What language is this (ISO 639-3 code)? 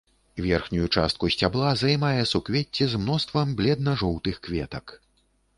bel